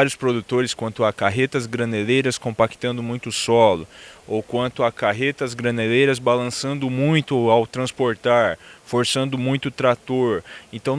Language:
Portuguese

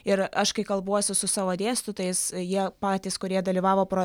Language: Lithuanian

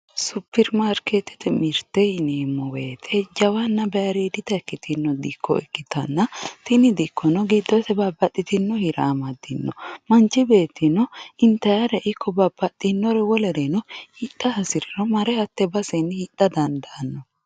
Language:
Sidamo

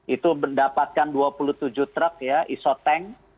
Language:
Indonesian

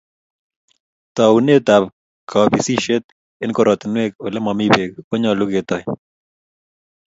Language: Kalenjin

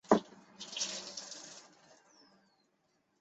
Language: Chinese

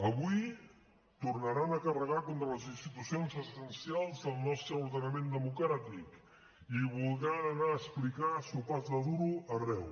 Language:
Catalan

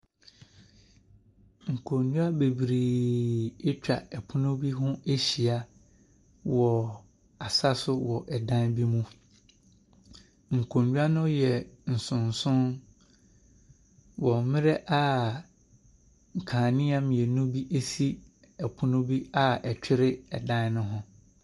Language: Akan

